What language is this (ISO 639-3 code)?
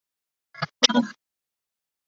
zho